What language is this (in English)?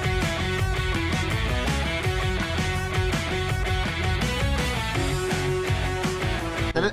Spanish